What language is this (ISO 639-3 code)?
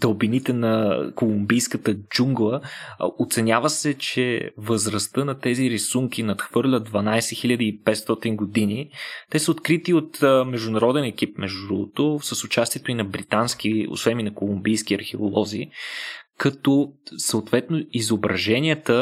bul